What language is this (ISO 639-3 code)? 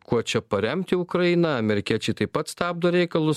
lit